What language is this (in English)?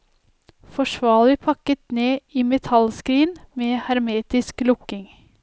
Norwegian